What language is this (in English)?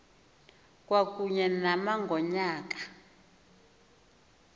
Xhosa